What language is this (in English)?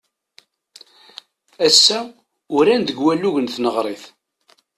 Kabyle